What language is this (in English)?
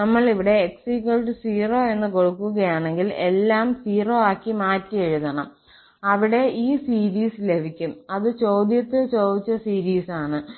Malayalam